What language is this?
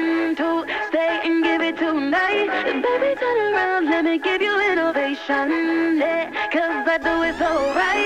Vietnamese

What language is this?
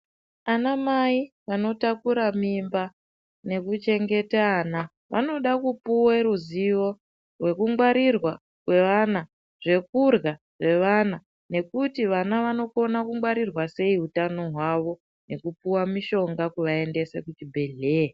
Ndau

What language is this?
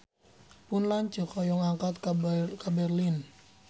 Sundanese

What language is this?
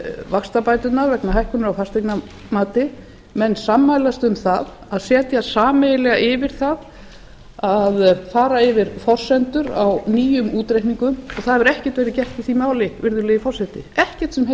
Icelandic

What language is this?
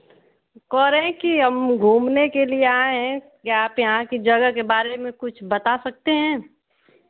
Hindi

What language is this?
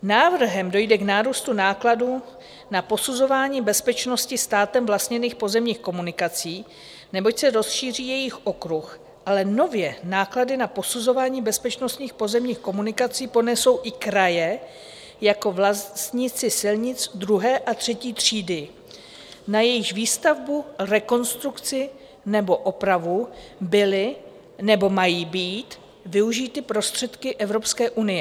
Czech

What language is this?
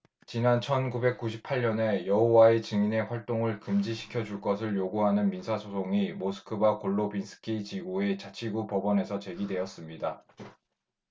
Korean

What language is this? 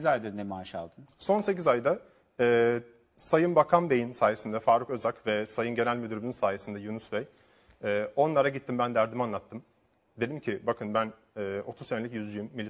Turkish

